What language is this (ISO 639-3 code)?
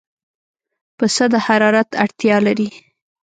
pus